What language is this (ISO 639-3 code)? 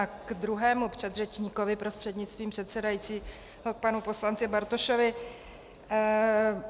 ces